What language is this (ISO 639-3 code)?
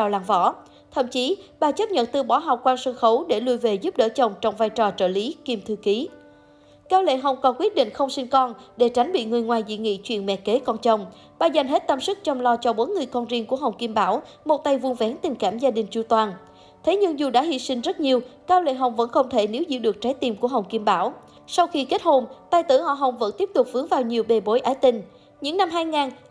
vie